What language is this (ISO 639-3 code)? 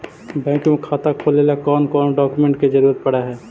mag